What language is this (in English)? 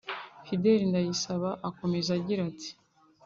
Kinyarwanda